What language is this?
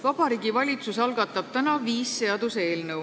Estonian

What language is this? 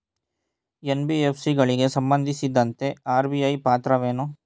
Kannada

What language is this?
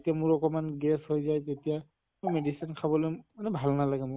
Assamese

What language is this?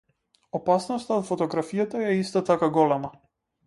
Macedonian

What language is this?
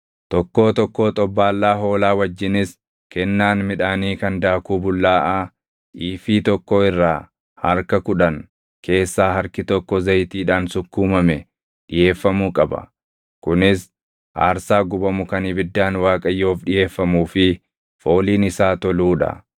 Oromo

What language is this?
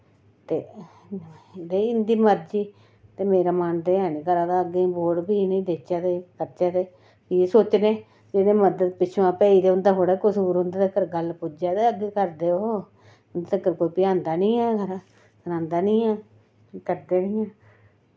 Dogri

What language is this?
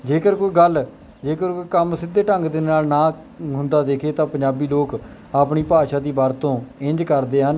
Punjabi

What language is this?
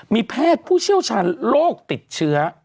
Thai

